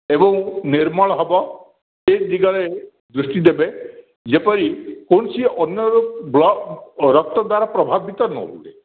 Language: Odia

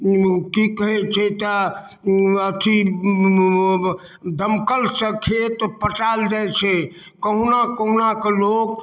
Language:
Maithili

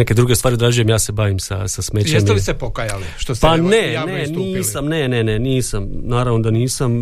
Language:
Croatian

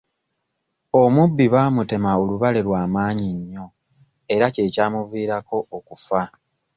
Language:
Ganda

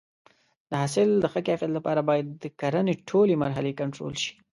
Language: Pashto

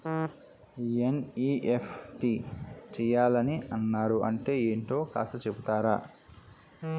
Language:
Telugu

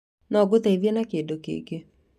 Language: Kikuyu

